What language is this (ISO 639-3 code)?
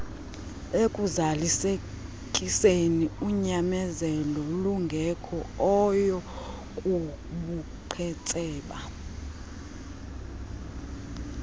xho